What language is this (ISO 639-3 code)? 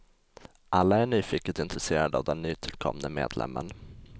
swe